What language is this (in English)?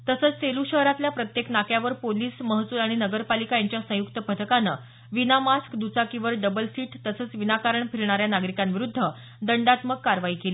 Marathi